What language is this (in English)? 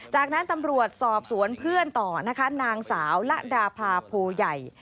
Thai